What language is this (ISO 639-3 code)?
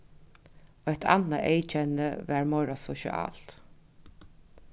fao